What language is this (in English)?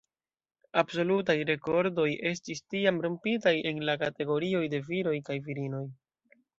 Esperanto